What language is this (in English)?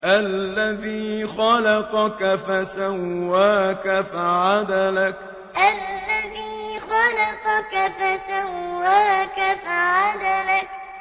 Arabic